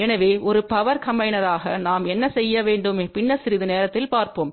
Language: Tamil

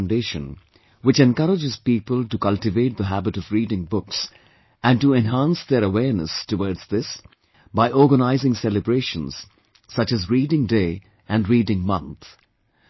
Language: English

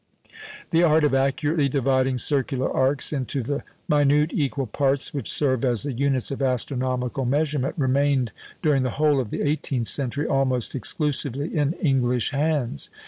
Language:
English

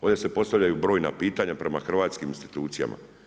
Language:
Croatian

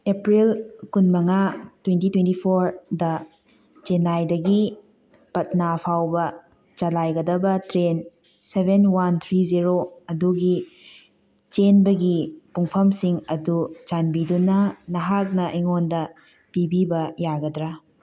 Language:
Manipuri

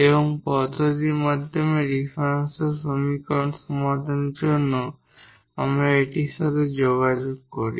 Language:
Bangla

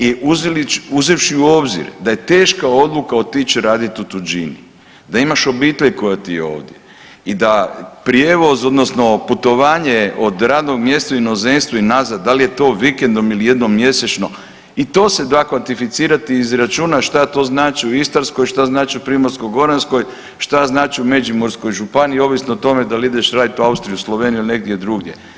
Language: Croatian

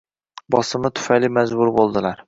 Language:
Uzbek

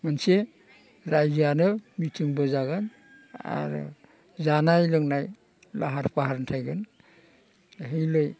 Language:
Bodo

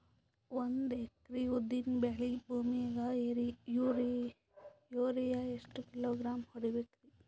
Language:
Kannada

